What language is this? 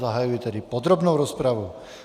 Czech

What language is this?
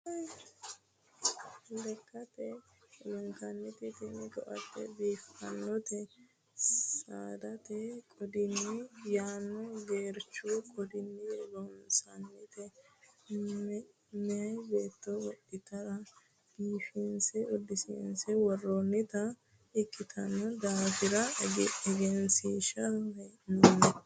Sidamo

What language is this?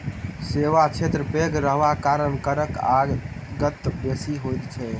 Maithili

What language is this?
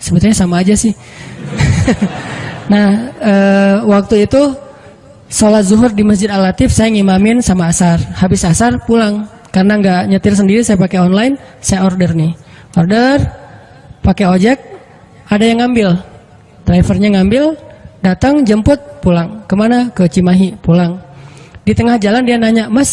Indonesian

